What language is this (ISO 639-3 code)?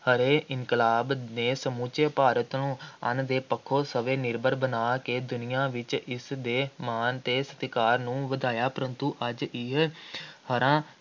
pan